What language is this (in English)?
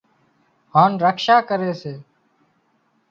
Wadiyara Koli